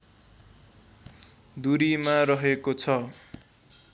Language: Nepali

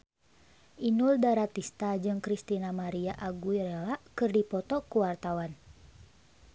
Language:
Sundanese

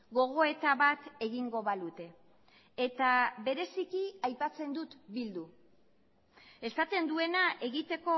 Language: Basque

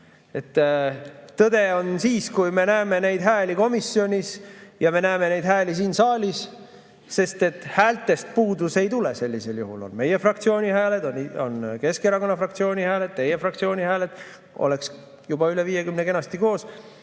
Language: Estonian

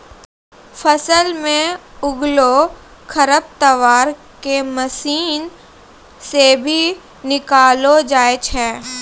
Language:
Maithili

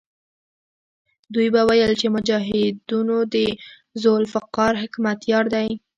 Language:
Pashto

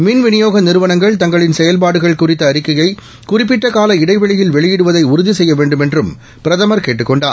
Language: Tamil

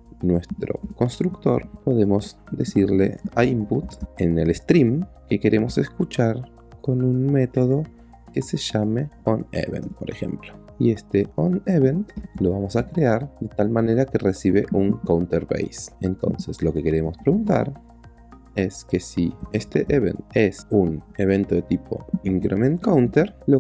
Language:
Spanish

